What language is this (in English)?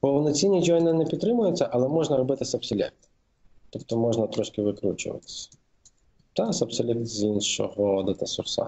Ukrainian